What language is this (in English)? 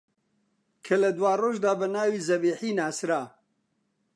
Central Kurdish